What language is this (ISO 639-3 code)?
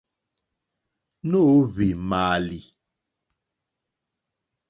bri